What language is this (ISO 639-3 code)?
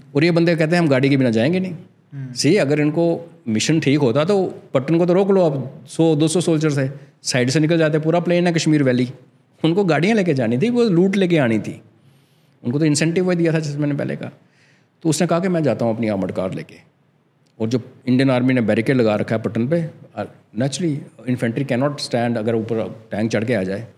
hin